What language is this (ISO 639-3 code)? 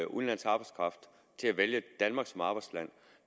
dan